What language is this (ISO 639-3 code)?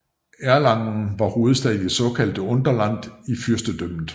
dan